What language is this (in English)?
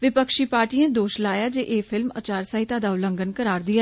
Dogri